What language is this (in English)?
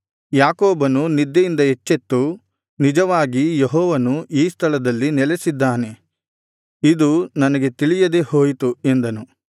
Kannada